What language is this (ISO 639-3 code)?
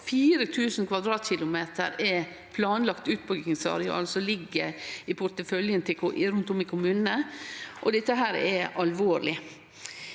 nor